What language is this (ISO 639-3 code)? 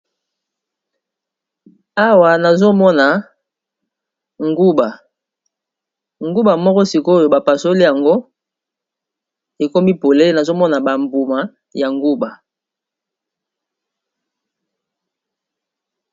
lin